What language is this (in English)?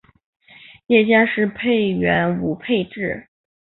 Chinese